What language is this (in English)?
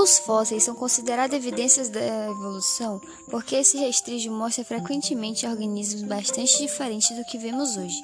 Portuguese